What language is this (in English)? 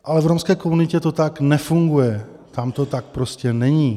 Czech